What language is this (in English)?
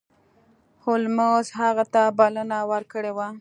Pashto